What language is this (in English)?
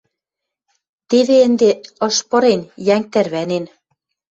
Western Mari